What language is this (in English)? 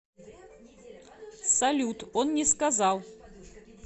Russian